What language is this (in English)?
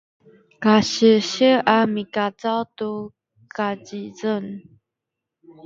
Sakizaya